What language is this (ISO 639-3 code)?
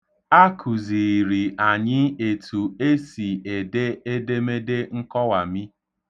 ibo